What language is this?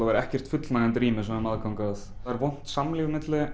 Icelandic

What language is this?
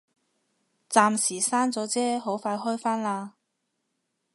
Cantonese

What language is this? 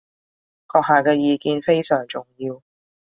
Cantonese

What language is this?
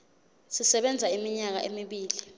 Zulu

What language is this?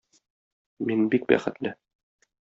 Tatar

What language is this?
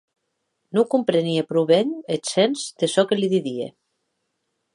Occitan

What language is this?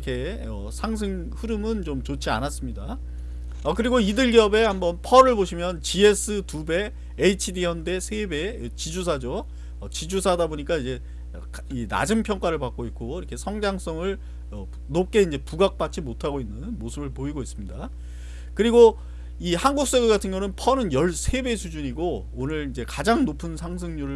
Korean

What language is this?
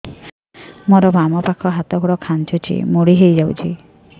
Odia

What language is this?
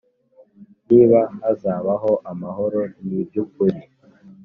Kinyarwanda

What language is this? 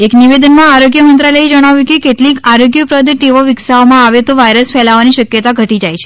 Gujarati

